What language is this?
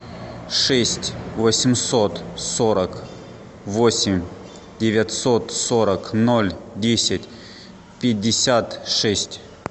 Russian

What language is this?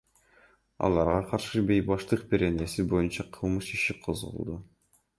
Kyrgyz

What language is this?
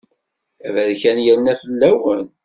Kabyle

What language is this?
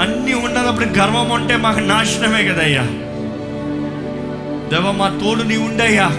Telugu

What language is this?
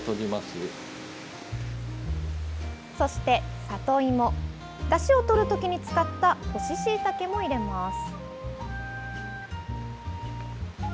Japanese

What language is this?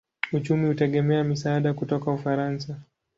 Swahili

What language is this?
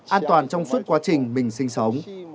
Vietnamese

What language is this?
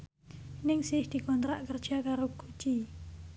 Javanese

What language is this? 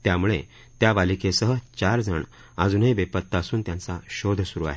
Marathi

